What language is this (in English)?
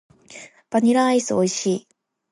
Japanese